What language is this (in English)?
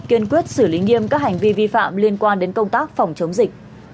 Vietnamese